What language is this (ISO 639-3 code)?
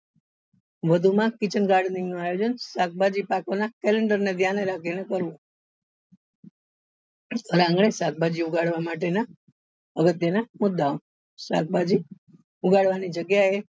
guj